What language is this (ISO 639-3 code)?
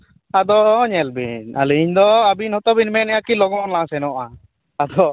sat